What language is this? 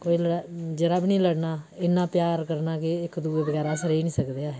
Dogri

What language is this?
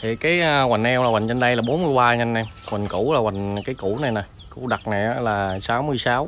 Vietnamese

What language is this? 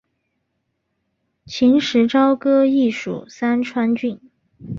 Chinese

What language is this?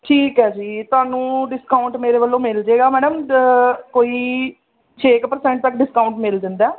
Punjabi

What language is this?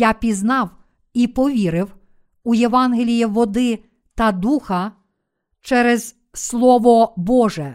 Ukrainian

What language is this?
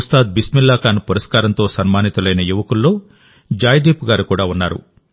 Telugu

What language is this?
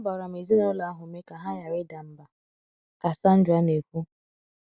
Igbo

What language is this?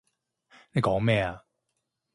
Cantonese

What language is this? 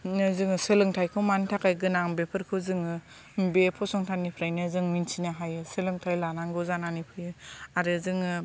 Bodo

